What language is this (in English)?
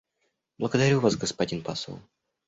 Russian